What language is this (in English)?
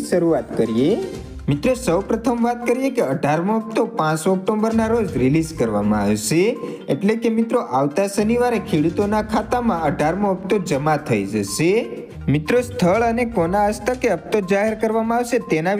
Gujarati